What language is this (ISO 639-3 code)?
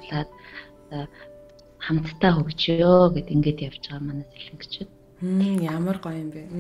rus